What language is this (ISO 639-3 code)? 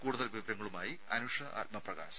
mal